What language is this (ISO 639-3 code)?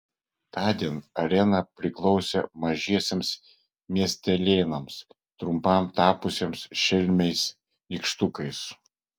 lit